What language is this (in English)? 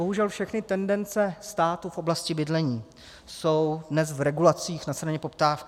Czech